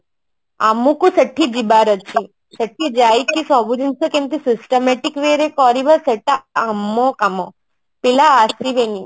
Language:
Odia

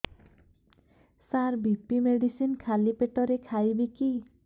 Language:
Odia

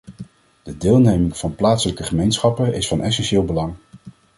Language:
Dutch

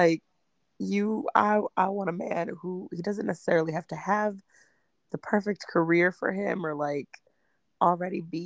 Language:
English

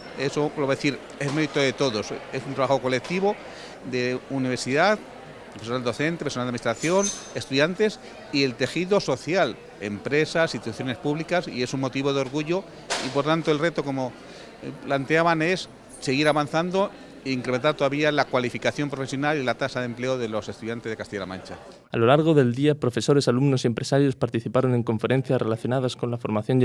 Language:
Spanish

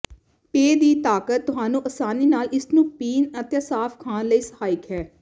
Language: Punjabi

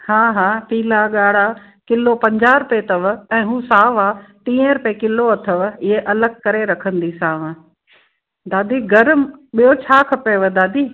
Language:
Sindhi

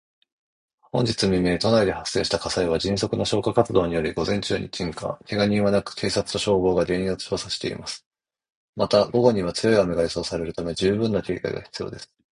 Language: Japanese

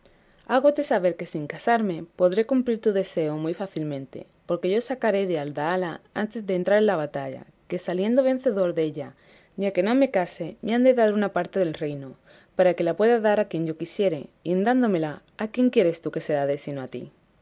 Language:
Spanish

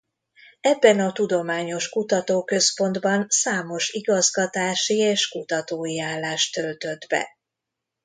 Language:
Hungarian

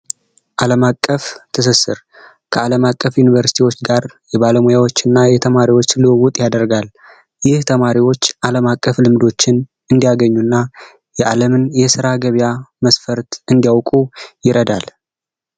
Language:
Amharic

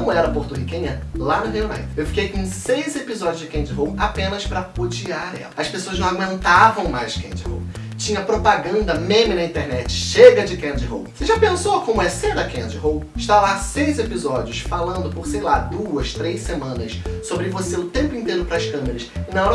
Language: Portuguese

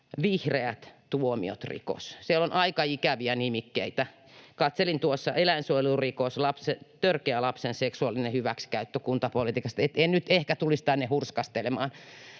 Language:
Finnish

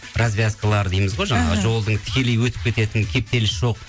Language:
Kazakh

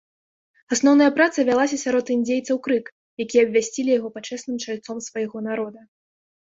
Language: Belarusian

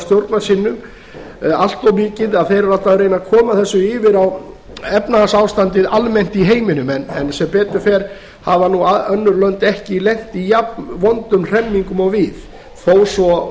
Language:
Icelandic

